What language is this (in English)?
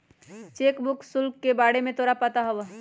Magahi